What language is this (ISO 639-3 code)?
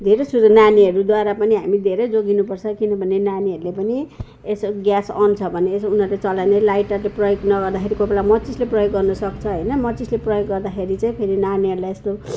nep